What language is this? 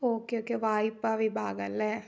Malayalam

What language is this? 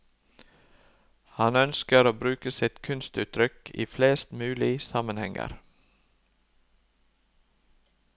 Norwegian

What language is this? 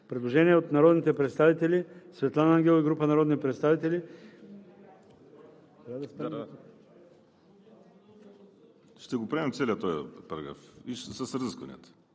Bulgarian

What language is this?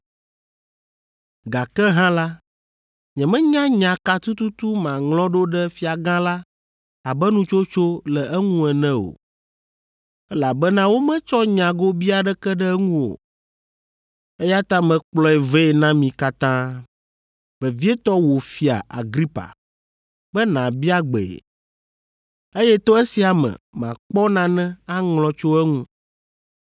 Ewe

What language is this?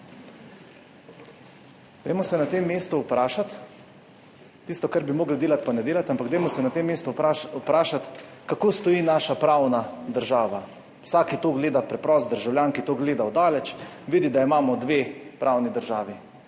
Slovenian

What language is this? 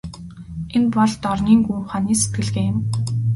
Mongolian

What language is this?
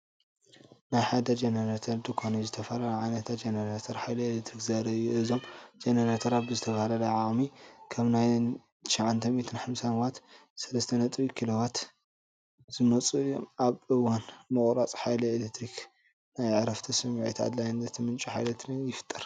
Tigrinya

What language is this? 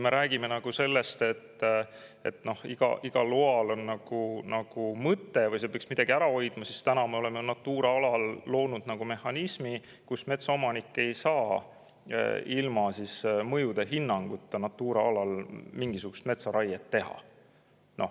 Estonian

